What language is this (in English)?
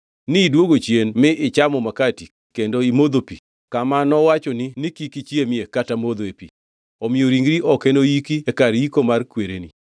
Luo (Kenya and Tanzania)